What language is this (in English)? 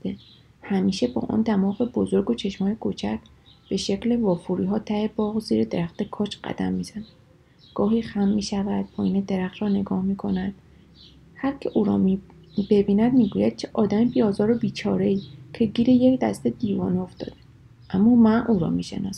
Persian